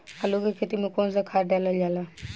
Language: Bhojpuri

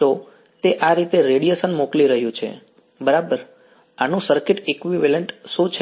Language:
Gujarati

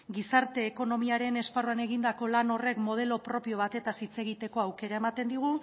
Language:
Basque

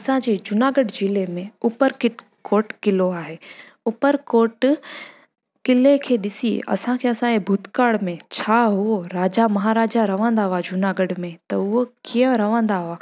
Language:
Sindhi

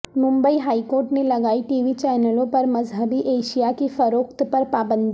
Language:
Urdu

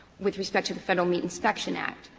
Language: English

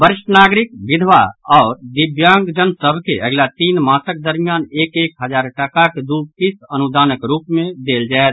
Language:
Maithili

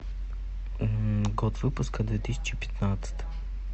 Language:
Russian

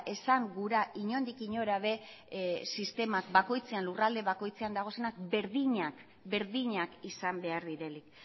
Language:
Basque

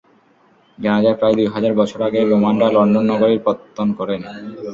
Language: Bangla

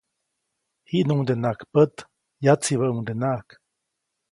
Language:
Copainalá Zoque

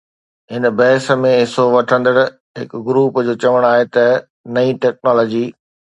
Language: Sindhi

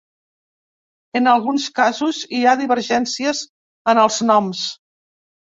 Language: Catalan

